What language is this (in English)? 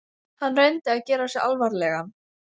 Icelandic